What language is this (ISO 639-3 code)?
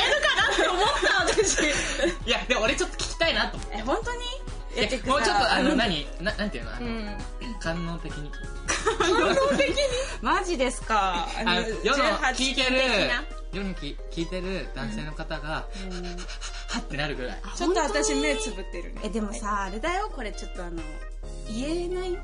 jpn